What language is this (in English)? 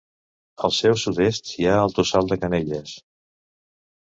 Catalan